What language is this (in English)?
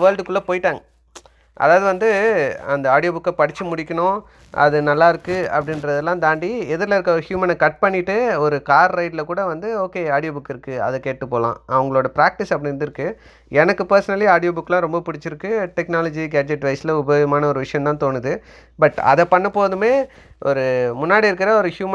Tamil